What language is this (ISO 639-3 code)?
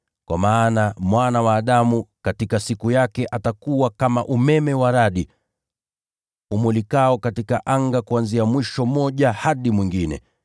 swa